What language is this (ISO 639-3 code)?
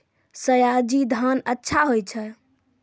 mai